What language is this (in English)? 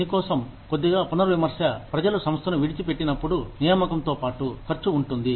Telugu